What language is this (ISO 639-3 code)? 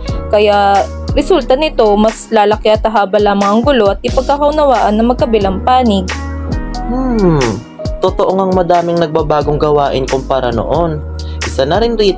fil